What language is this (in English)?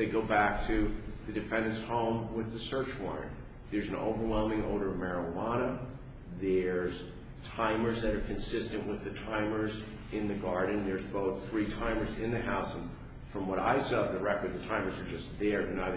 English